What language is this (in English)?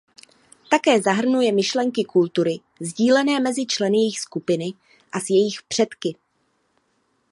Czech